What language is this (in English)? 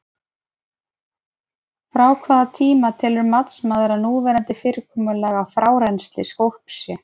Icelandic